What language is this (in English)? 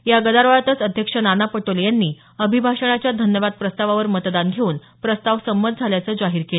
Marathi